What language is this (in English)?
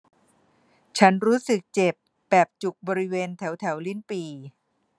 Thai